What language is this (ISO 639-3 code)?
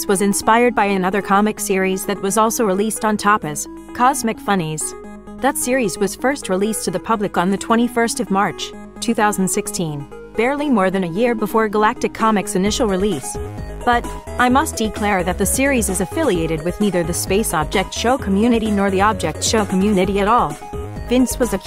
eng